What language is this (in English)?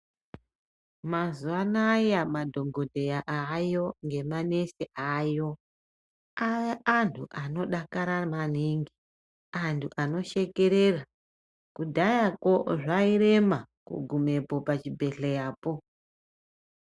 Ndau